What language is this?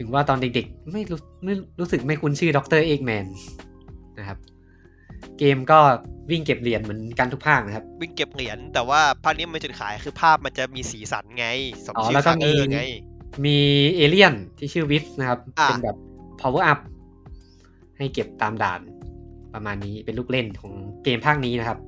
Thai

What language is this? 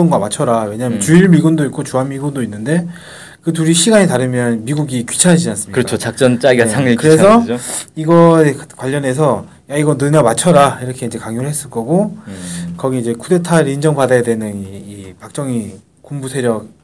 Korean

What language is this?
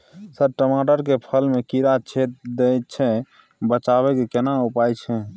Maithili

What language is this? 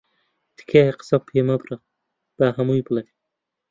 Central Kurdish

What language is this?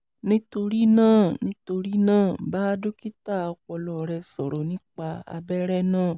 Yoruba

